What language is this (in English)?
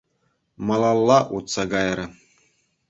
Chuvash